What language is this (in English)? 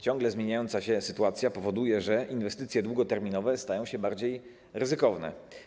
Polish